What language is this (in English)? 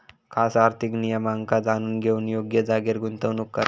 Marathi